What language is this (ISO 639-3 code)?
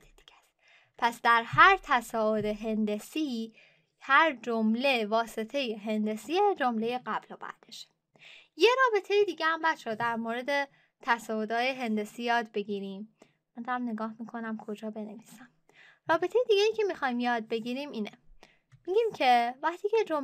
fas